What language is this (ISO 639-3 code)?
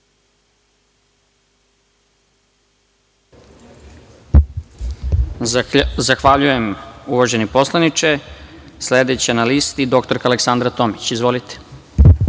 srp